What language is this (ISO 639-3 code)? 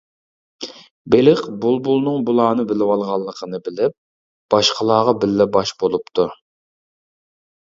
uig